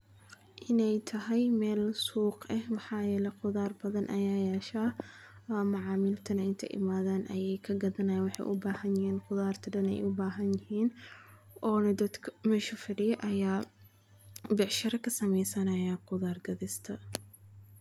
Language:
Somali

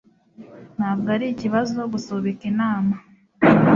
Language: Kinyarwanda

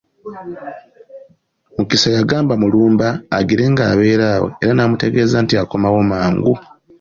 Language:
Ganda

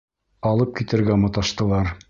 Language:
Bashkir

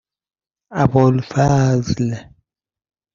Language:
Persian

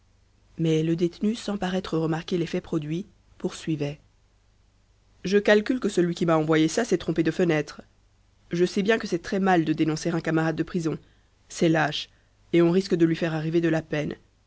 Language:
French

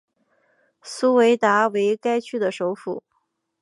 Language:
Chinese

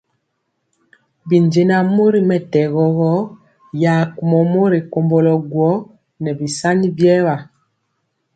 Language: Mpiemo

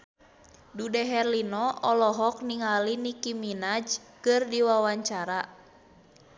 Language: Sundanese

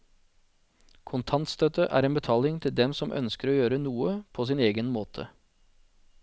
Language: Norwegian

